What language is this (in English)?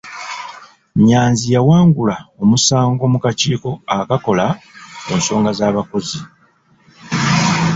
Ganda